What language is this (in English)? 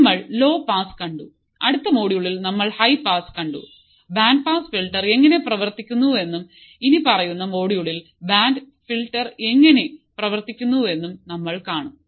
Malayalam